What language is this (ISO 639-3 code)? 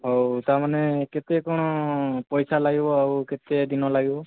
ori